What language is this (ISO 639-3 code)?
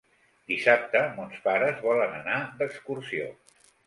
cat